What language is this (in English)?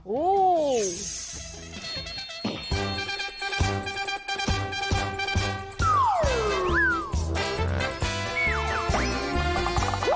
Thai